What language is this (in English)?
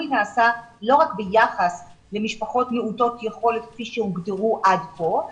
Hebrew